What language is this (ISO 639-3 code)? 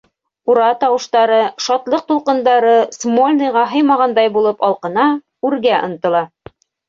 bak